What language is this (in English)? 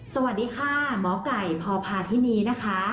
Thai